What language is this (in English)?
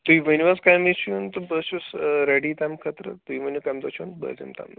Kashmiri